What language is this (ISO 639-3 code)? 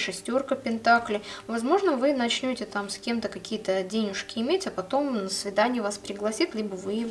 rus